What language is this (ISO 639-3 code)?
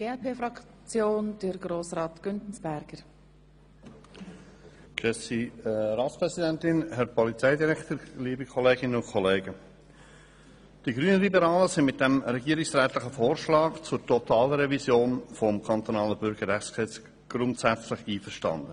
gsw